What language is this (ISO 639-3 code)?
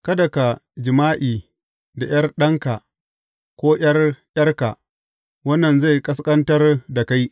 hau